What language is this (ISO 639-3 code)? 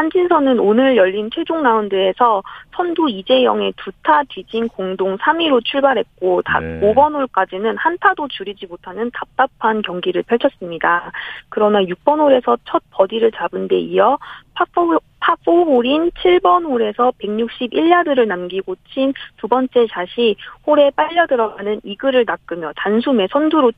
kor